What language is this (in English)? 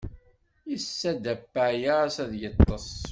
Kabyle